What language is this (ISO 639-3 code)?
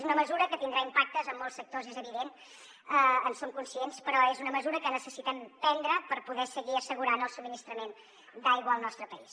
cat